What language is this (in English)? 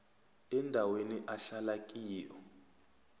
South Ndebele